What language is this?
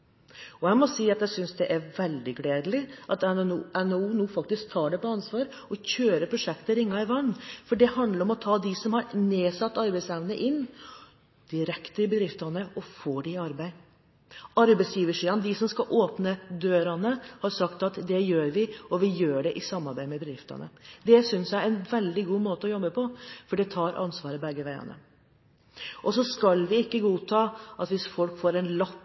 Norwegian Bokmål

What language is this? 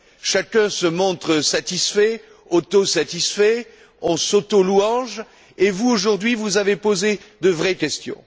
French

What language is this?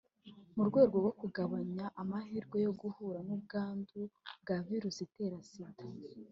Kinyarwanda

